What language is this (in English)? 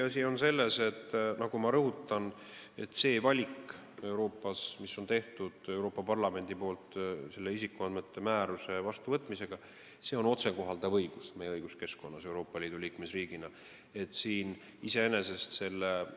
Estonian